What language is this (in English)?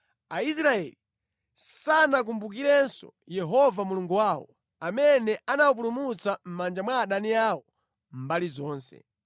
Nyanja